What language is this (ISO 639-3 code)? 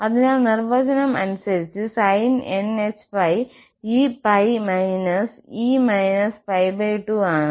mal